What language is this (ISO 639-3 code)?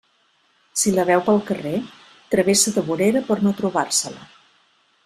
cat